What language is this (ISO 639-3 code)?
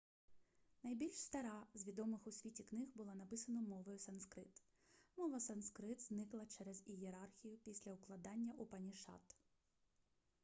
ukr